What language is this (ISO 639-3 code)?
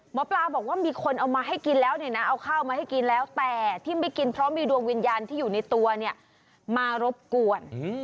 tha